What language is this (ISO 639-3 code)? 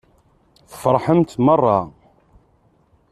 kab